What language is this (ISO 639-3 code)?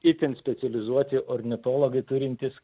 lit